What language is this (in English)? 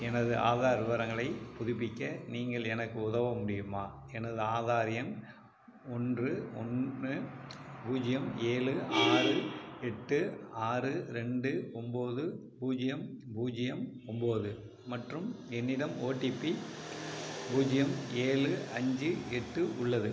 Tamil